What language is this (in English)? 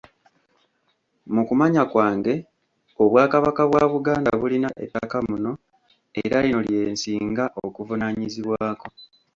Ganda